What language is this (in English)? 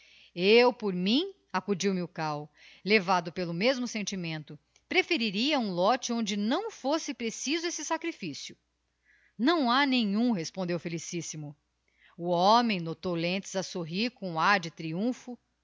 Portuguese